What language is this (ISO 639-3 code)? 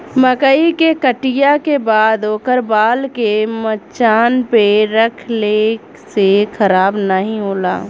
bho